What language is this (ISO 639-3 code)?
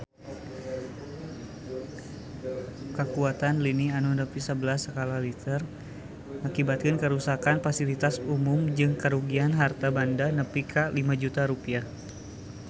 sun